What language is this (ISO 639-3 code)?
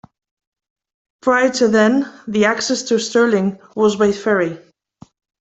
eng